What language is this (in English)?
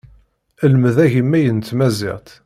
Kabyle